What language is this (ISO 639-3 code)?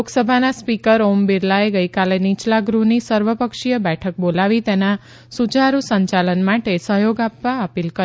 guj